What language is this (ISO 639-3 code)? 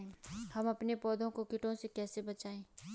hin